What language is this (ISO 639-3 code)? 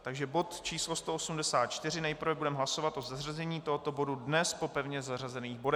ces